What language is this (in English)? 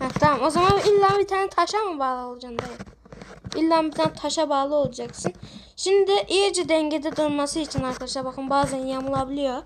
Turkish